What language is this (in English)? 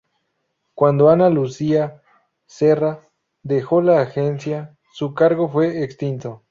Spanish